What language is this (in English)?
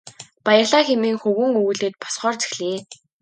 Mongolian